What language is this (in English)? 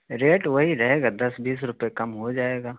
Urdu